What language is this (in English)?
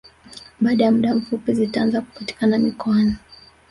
Swahili